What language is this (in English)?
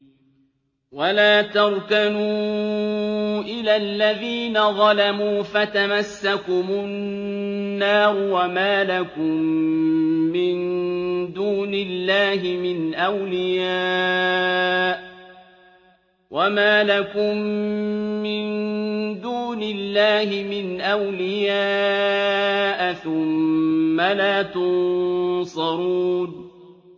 Arabic